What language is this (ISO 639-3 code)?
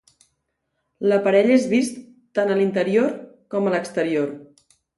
cat